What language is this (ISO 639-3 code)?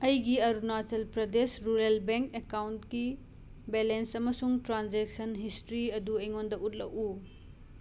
mni